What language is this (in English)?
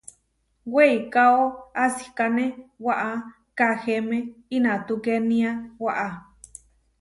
Huarijio